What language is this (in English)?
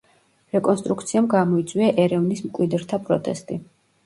Georgian